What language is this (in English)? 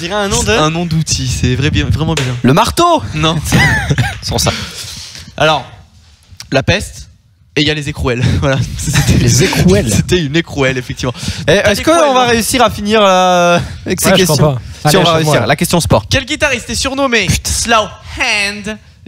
French